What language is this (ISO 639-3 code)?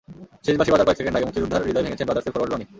ben